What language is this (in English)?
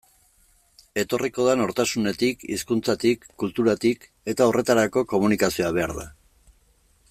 Basque